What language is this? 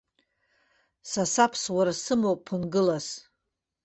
Abkhazian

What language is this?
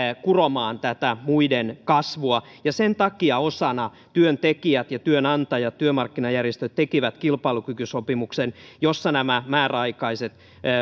Finnish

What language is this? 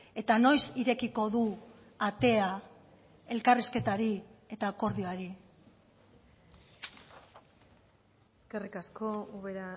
Basque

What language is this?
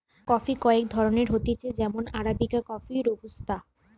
Bangla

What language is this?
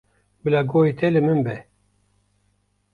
Kurdish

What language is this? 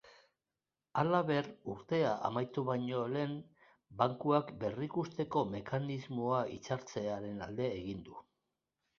Basque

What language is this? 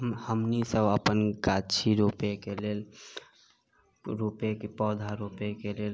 Maithili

